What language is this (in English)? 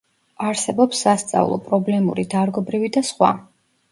Georgian